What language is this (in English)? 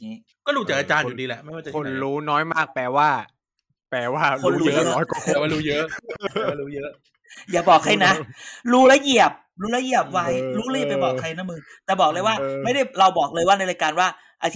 Thai